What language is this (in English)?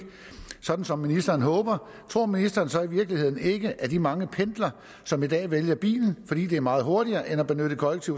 Danish